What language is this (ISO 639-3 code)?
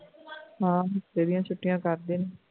pan